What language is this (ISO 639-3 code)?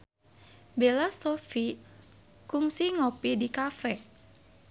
sun